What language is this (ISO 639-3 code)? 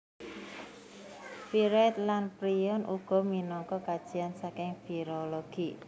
jav